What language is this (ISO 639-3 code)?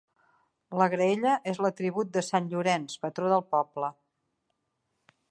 cat